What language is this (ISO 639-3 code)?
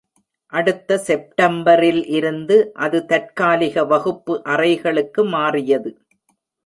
tam